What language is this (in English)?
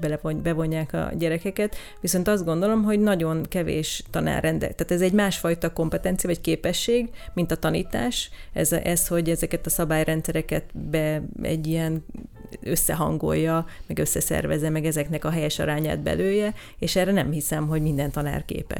Hungarian